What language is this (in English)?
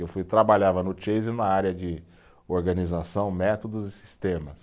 Portuguese